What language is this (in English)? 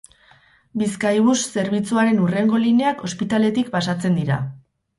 Basque